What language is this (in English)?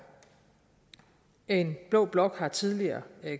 Danish